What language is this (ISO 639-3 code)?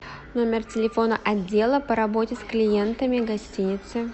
rus